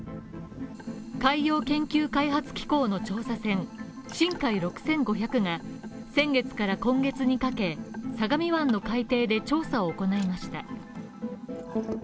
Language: Japanese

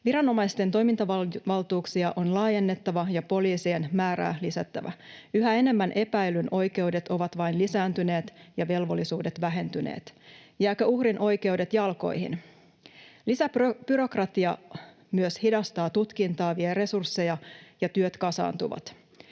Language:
Finnish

